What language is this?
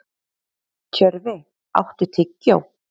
Icelandic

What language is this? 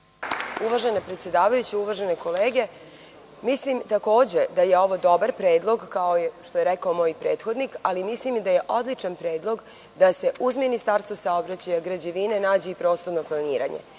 Serbian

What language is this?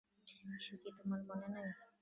Bangla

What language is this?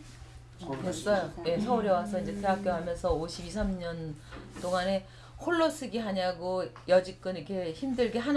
Korean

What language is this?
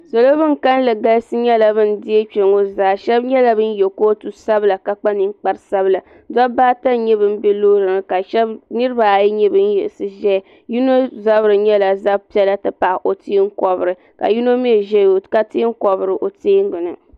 Dagbani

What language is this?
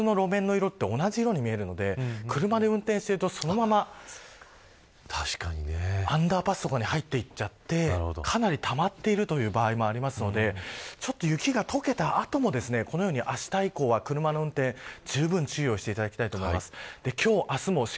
Japanese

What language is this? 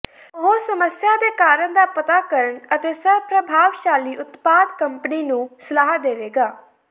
Punjabi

